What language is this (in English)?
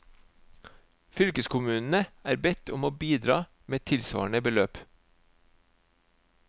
Norwegian